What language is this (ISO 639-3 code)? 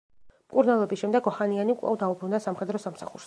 kat